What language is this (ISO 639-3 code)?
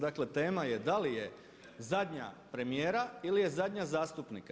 hrv